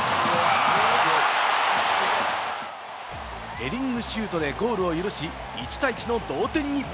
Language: Japanese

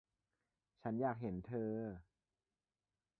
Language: Thai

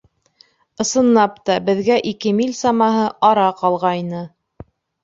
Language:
Bashkir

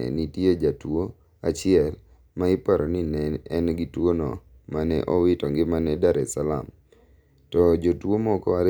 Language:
Luo (Kenya and Tanzania)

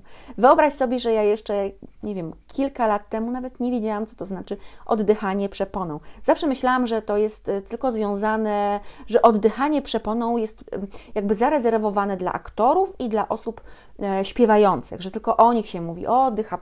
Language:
Polish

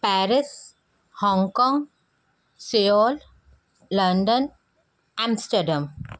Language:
Sindhi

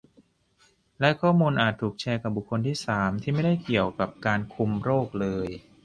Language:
Thai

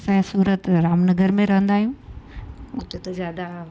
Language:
Sindhi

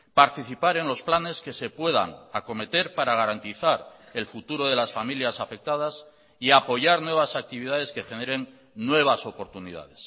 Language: Spanish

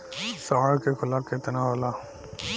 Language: Bhojpuri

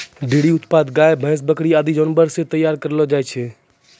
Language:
Maithili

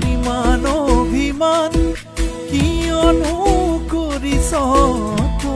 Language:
Vietnamese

